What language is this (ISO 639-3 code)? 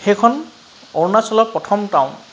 asm